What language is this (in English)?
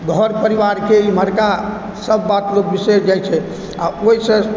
Maithili